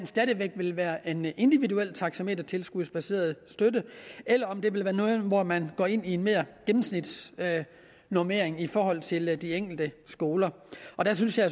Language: Danish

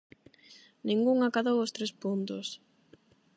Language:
Galician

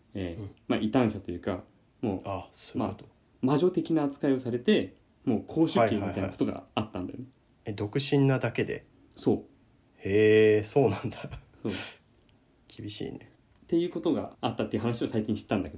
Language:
Japanese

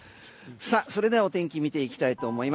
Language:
Japanese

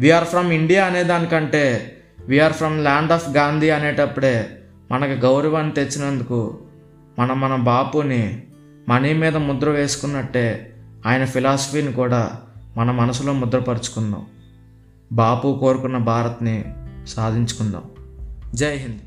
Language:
Telugu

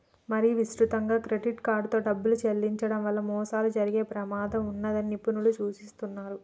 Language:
Telugu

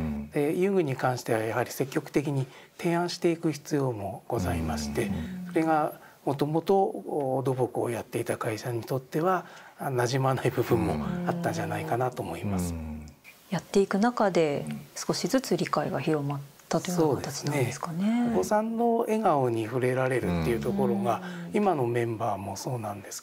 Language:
Japanese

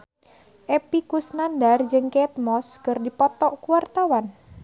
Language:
Sundanese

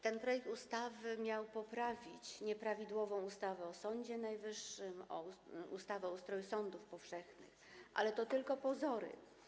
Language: Polish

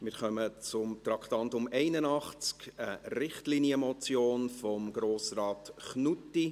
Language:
Swiss German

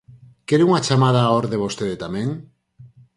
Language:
Galician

